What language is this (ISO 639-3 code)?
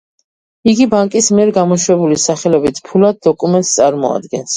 kat